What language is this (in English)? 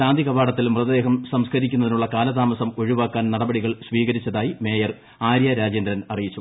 Malayalam